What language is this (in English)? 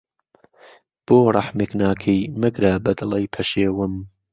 Central Kurdish